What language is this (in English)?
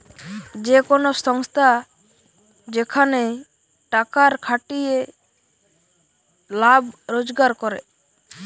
Bangla